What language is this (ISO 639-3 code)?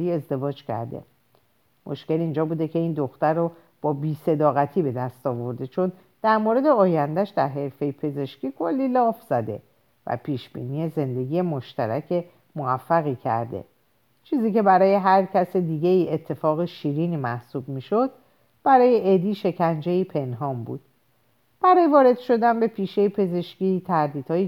fas